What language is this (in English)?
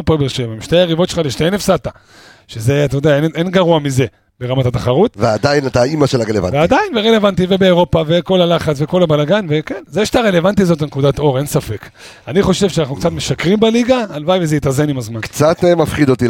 Hebrew